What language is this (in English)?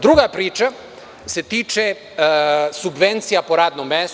Serbian